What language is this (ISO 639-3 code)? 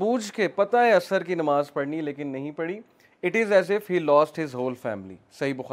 urd